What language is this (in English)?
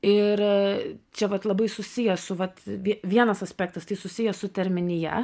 Lithuanian